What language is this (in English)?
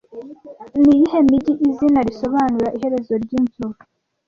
Kinyarwanda